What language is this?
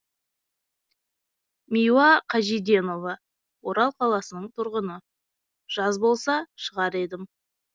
Kazakh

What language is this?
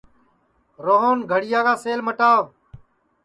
Sansi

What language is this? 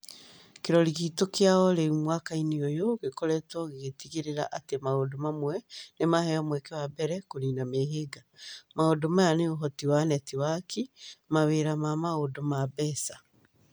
Kikuyu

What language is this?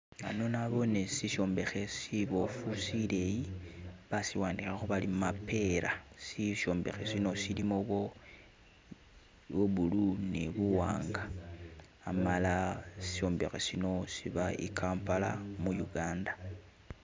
Masaaba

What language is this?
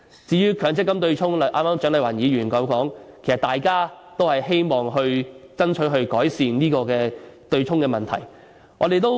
Cantonese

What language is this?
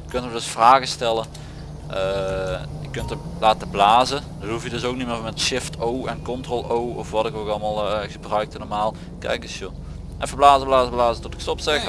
Dutch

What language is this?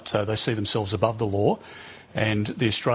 Indonesian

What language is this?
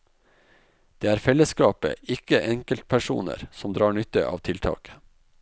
Norwegian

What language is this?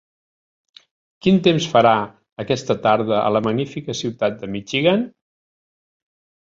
Catalan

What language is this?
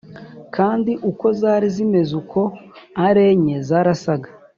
Kinyarwanda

